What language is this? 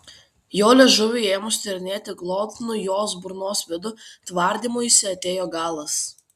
Lithuanian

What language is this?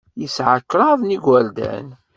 Kabyle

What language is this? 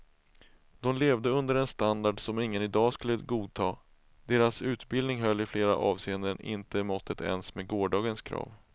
Swedish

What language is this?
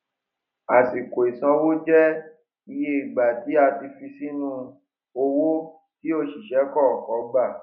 Yoruba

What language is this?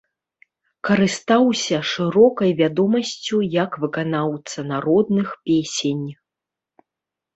Belarusian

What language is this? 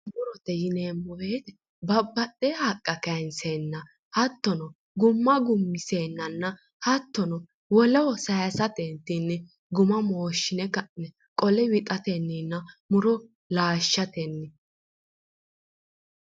Sidamo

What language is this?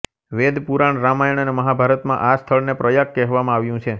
Gujarati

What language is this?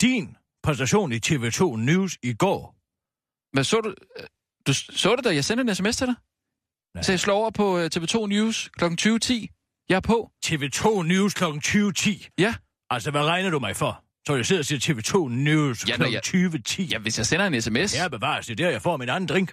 Danish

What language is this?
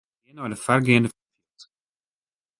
Western Frisian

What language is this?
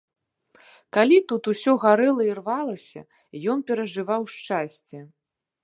Belarusian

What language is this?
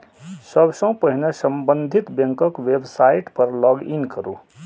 Maithili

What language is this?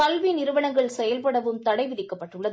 Tamil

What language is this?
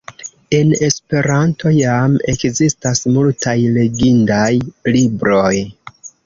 Esperanto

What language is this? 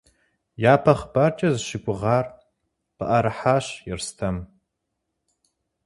Kabardian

